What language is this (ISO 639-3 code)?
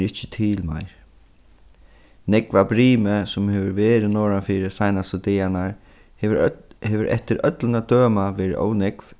fao